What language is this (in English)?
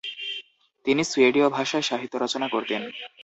Bangla